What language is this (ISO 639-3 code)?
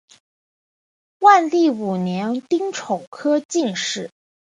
zho